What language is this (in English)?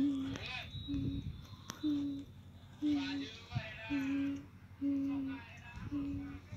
Vietnamese